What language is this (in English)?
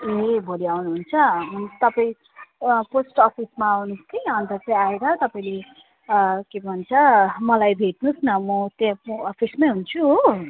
Nepali